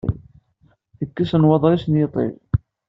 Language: Kabyle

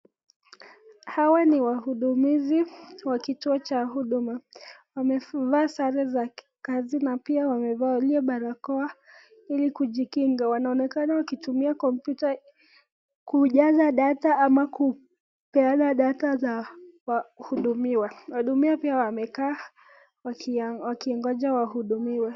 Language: Swahili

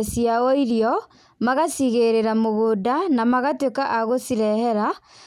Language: Kikuyu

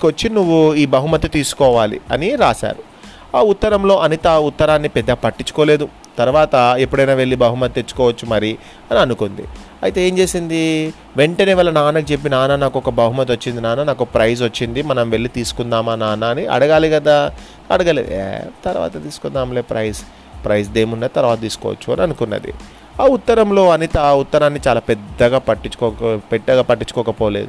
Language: Telugu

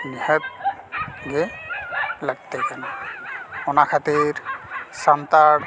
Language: Santali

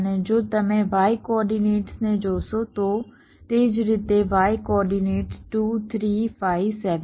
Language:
Gujarati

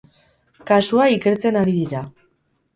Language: Basque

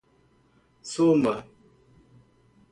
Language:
Portuguese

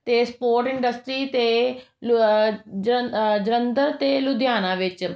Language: Punjabi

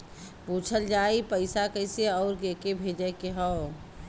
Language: Bhojpuri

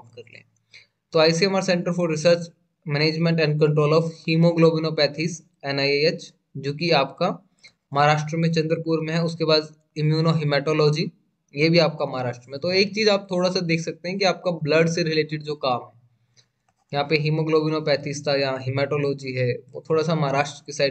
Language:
Hindi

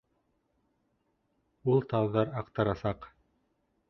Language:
Bashkir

